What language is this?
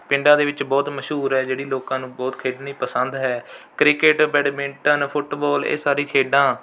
Punjabi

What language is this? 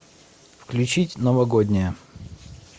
Russian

